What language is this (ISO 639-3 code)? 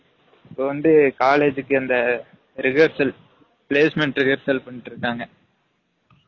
tam